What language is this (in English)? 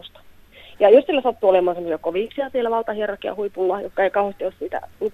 Finnish